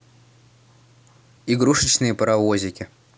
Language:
Russian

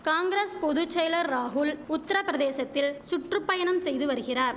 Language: Tamil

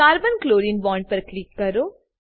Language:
Gujarati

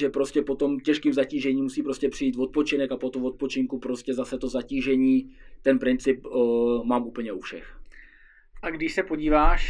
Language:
Czech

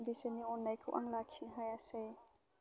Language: Bodo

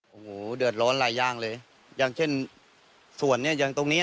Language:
Thai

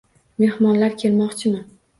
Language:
Uzbek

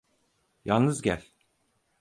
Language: Turkish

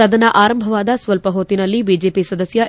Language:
Kannada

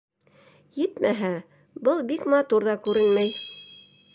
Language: Bashkir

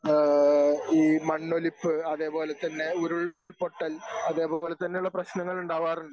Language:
Malayalam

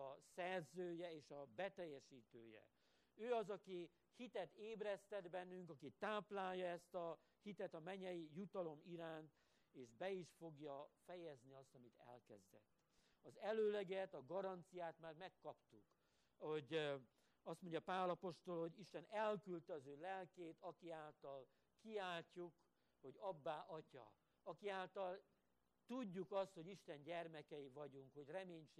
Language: Hungarian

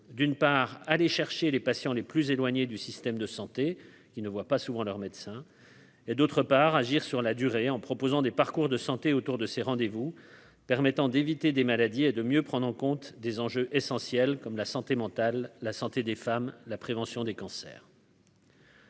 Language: French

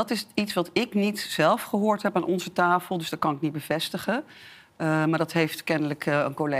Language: Dutch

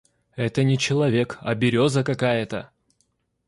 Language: Russian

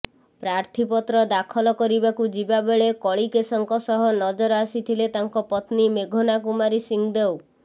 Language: Odia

